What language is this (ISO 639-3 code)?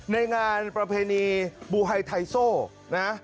tha